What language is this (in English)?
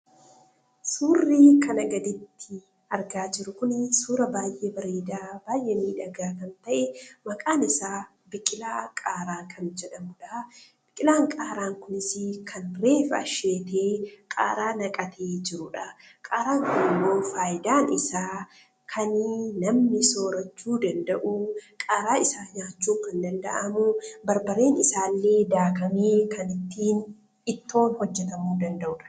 Oromo